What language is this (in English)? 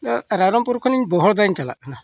Santali